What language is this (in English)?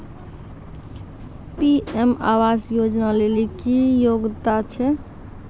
Maithili